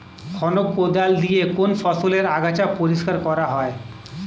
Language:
Bangla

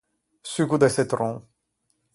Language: Ligurian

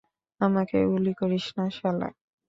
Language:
Bangla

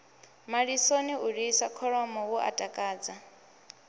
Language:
Venda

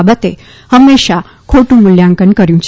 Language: Gujarati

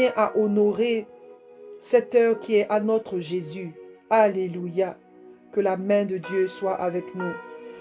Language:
French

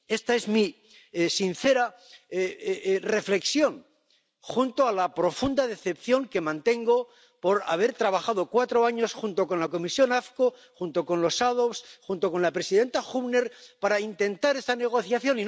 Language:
Spanish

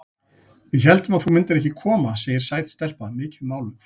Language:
Icelandic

